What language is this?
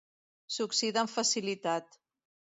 Catalan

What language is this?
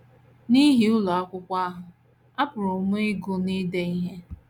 Igbo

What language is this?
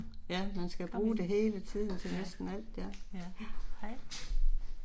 Danish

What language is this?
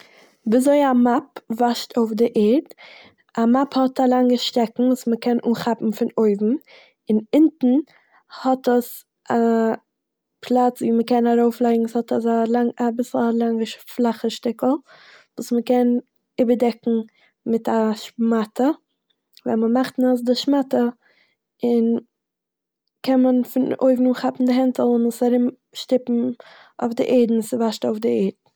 Yiddish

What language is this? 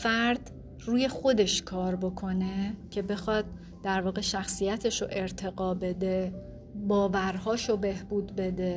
Persian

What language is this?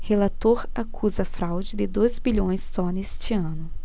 Portuguese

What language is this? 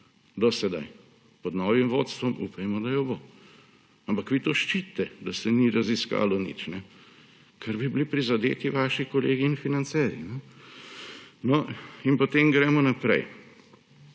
Slovenian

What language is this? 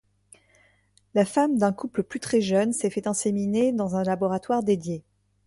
French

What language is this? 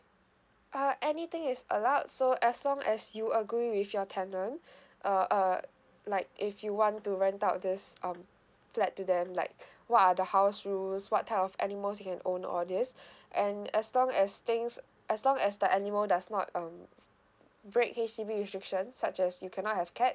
English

